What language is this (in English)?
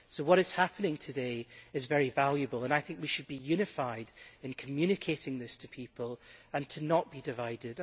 English